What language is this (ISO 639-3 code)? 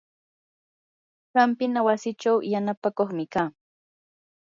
qur